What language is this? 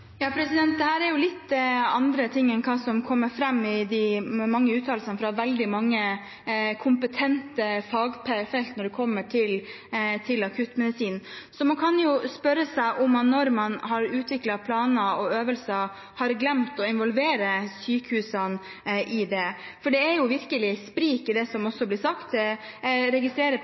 Norwegian Bokmål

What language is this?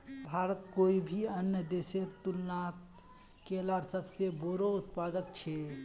Magahi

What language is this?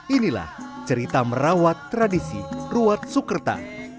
Indonesian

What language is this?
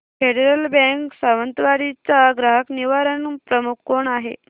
Marathi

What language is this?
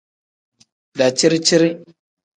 Tem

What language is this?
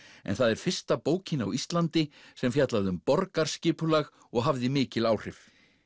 Icelandic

